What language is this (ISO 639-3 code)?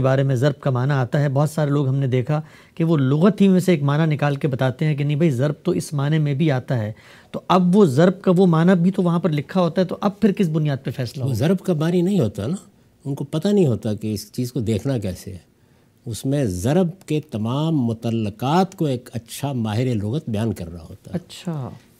urd